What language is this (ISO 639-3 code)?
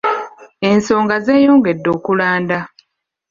lug